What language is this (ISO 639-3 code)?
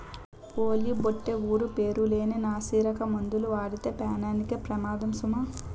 tel